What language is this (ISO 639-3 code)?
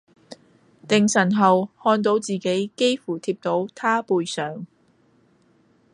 yue